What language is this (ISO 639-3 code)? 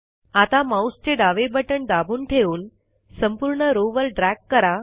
mar